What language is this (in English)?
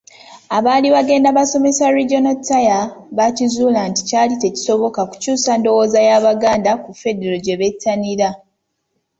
Ganda